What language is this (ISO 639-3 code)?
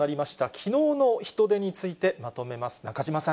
jpn